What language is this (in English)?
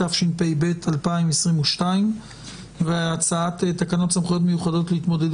Hebrew